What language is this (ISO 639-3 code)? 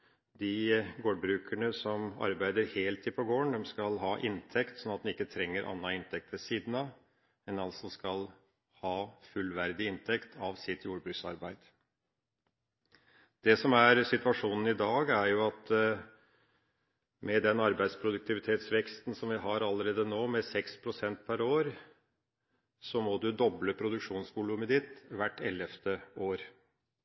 nob